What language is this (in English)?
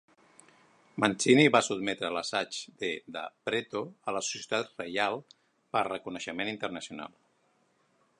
Catalan